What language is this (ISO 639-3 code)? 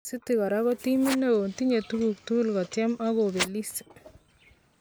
kln